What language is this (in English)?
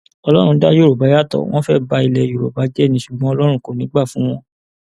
Yoruba